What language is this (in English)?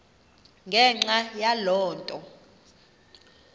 Xhosa